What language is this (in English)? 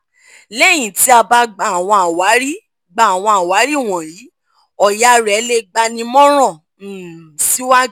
Yoruba